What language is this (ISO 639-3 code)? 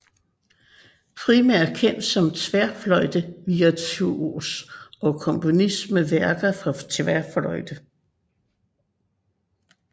dan